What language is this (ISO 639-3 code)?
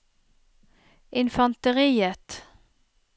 nor